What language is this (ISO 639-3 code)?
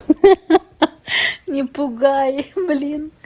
rus